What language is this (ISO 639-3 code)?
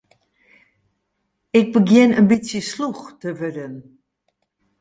fry